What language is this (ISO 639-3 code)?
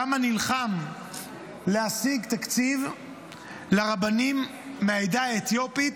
heb